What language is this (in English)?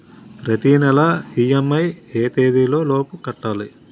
Telugu